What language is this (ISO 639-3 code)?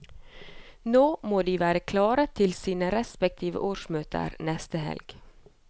nor